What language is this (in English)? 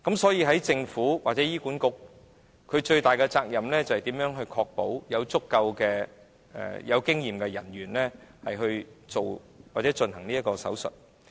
Cantonese